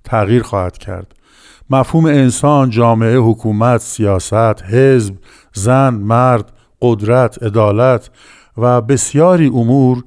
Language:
Persian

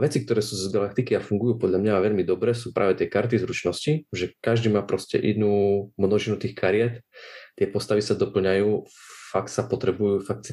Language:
Slovak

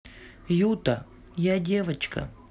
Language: Russian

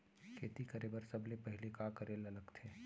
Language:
Chhattisgarhi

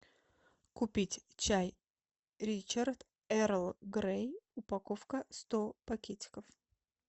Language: Russian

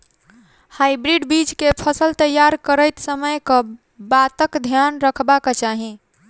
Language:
Maithili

